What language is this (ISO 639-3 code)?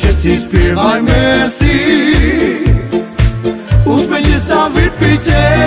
ron